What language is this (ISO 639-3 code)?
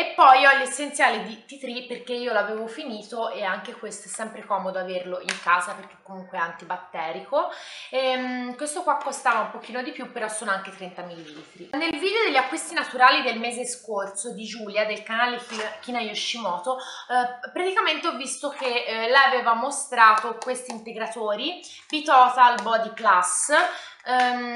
ita